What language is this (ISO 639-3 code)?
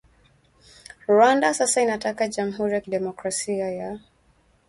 swa